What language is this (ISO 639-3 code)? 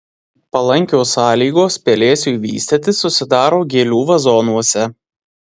lit